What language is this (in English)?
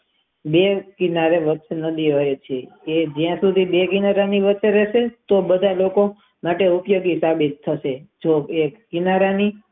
Gujarati